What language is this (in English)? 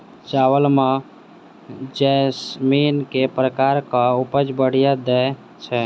Maithili